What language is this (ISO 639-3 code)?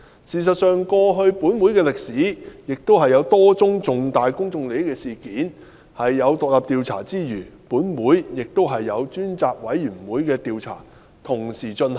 yue